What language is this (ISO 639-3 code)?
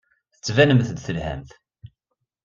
kab